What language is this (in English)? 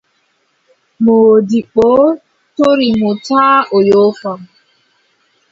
Adamawa Fulfulde